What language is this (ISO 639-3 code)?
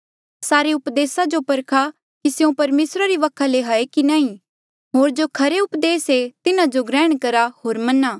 mjl